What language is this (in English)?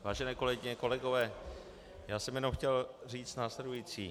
Czech